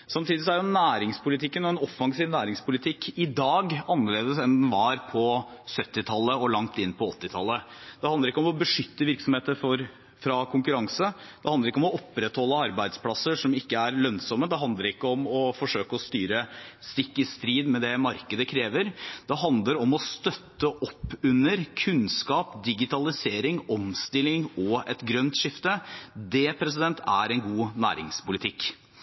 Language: Norwegian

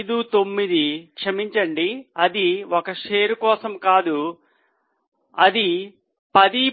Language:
Telugu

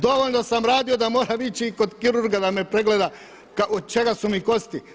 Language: Croatian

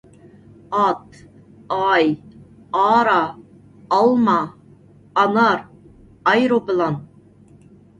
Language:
Uyghur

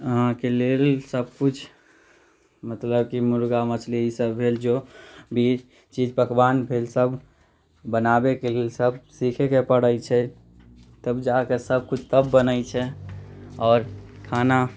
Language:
Maithili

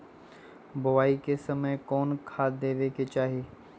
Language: Magahi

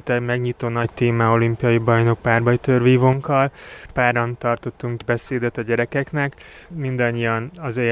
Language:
Hungarian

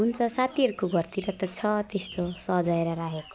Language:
Nepali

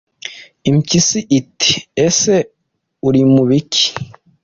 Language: Kinyarwanda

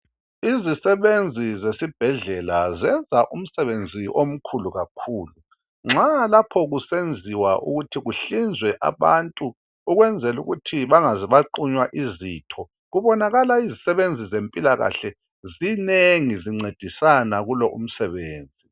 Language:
North Ndebele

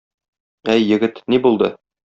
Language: Tatar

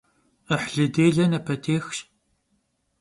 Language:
Kabardian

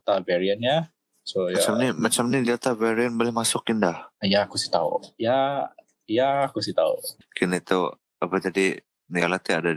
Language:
Malay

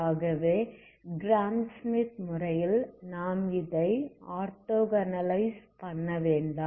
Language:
Tamil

